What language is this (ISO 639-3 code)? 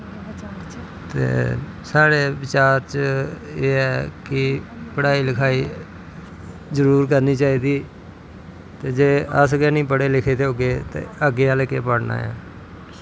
doi